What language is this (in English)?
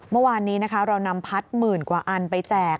Thai